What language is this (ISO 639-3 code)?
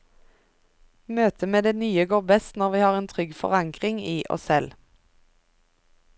nor